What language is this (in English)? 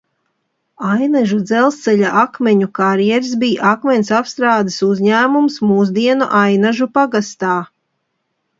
Latvian